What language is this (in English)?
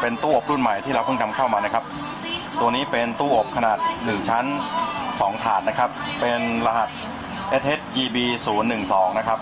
Thai